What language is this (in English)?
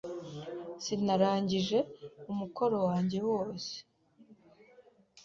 Kinyarwanda